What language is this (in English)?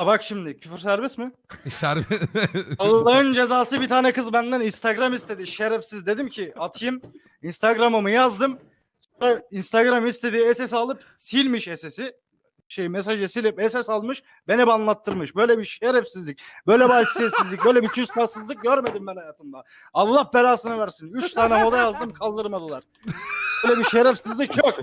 Turkish